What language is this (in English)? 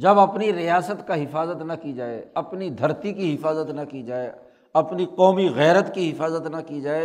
Urdu